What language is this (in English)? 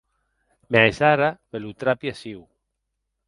Occitan